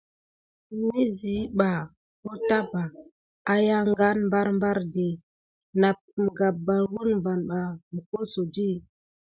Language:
Gidar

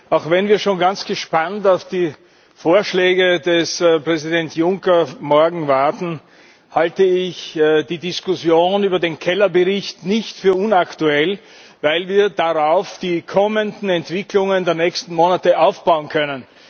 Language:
German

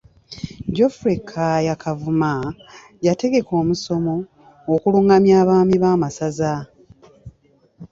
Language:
Ganda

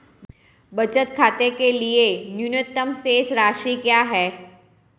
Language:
Hindi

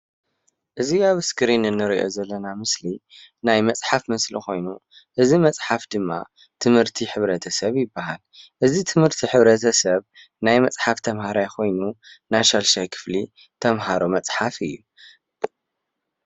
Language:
Tigrinya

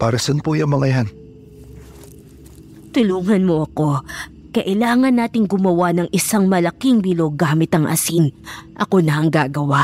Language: Filipino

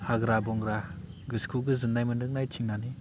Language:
Bodo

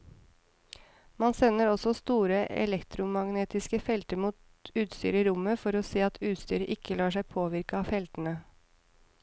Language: Norwegian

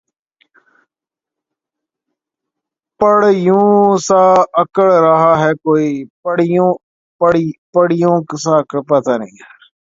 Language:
Urdu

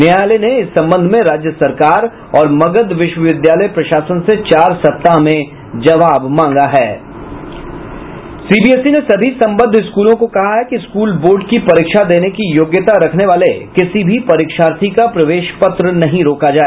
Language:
Hindi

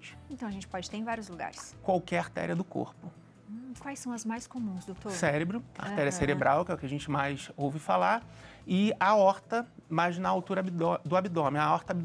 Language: Portuguese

